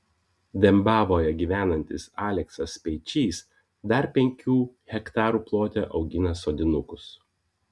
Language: Lithuanian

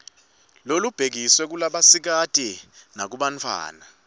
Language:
Swati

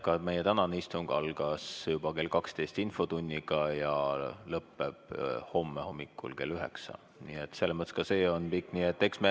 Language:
Estonian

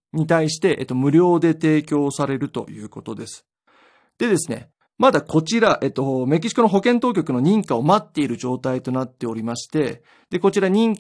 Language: Japanese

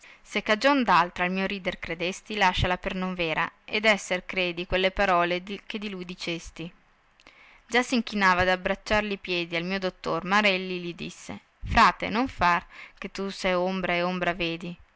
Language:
Italian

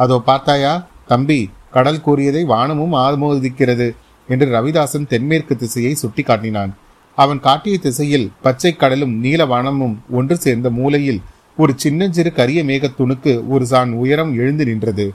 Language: Tamil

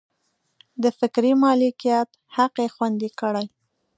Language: Pashto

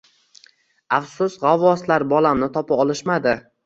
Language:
Uzbek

